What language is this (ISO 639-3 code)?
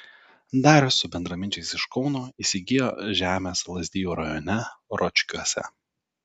lit